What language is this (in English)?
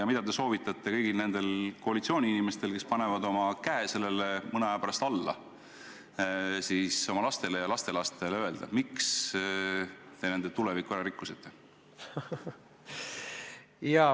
Estonian